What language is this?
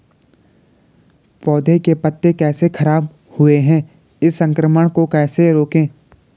Hindi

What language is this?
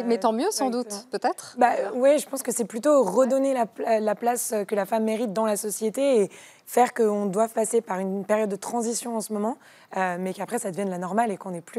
French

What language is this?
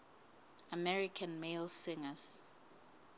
Southern Sotho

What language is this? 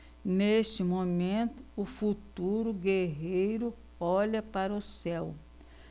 Portuguese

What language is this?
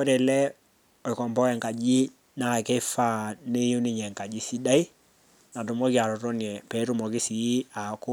Masai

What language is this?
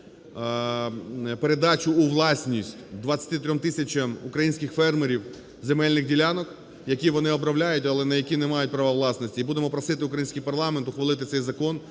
Ukrainian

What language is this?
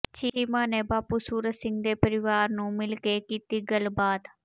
Punjabi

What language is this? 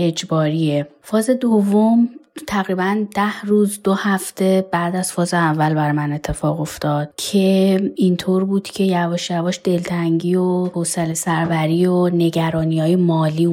Persian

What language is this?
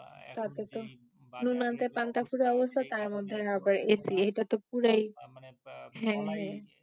Bangla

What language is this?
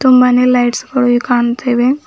Kannada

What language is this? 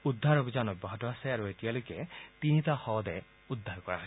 Assamese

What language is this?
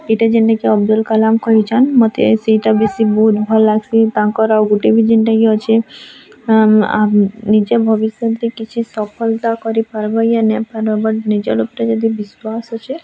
Odia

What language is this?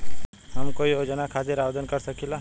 Bhojpuri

